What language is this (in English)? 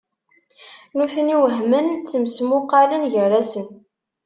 Kabyle